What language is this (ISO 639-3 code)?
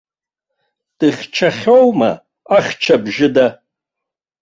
abk